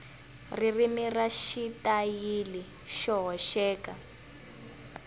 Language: Tsonga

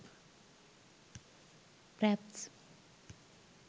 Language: Sinhala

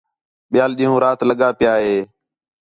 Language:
Khetrani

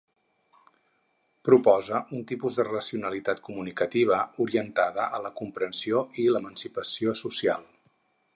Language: Catalan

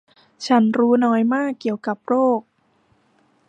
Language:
Thai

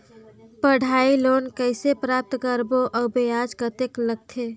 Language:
Chhattisgarhi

